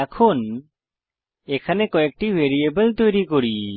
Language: Bangla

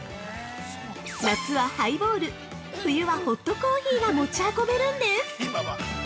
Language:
Japanese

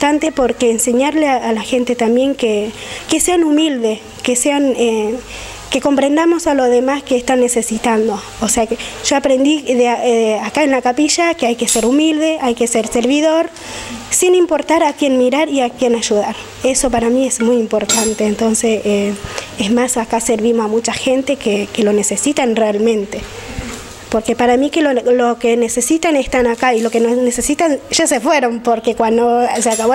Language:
Spanish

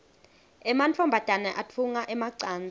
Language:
Swati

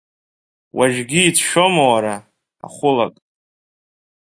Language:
Abkhazian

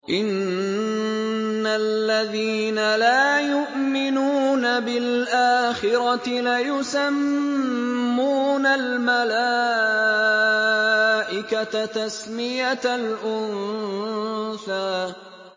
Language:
Arabic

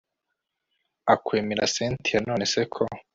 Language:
Kinyarwanda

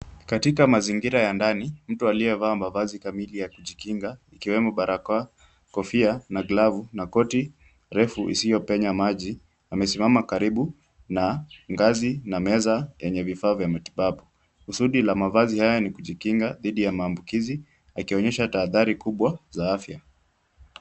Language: Swahili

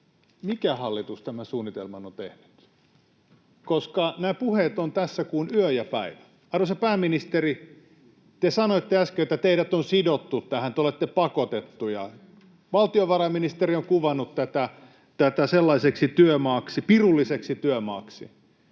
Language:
Finnish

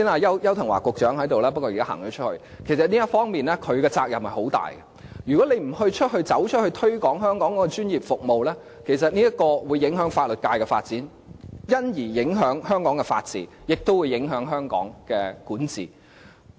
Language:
Cantonese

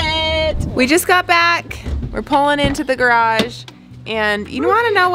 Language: English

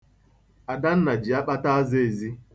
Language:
Igbo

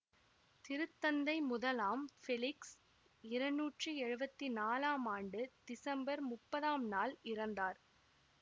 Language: Tamil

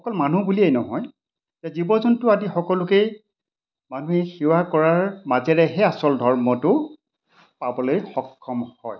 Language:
Assamese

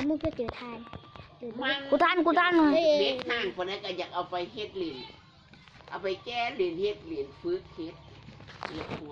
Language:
Thai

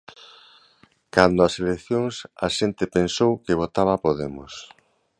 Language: Galician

